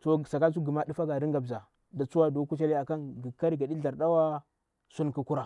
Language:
Bura-Pabir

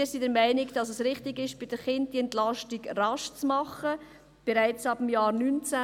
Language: Swiss German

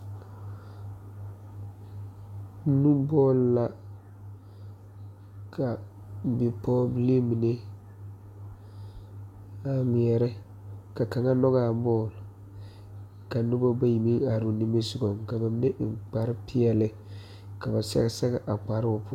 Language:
Southern Dagaare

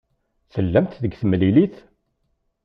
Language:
Kabyle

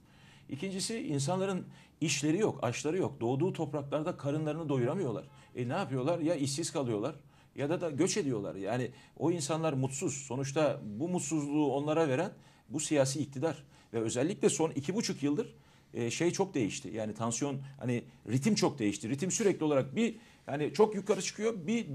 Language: Turkish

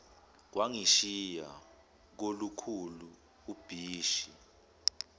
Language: Zulu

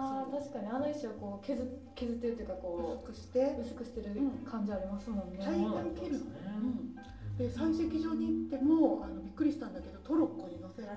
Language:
Japanese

